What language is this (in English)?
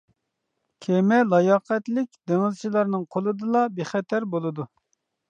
Uyghur